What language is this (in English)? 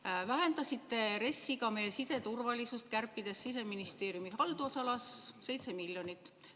Estonian